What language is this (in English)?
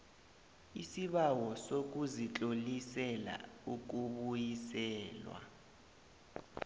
South Ndebele